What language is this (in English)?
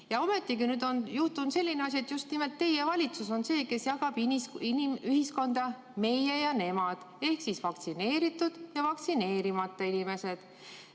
Estonian